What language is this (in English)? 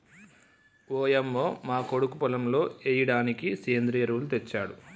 Telugu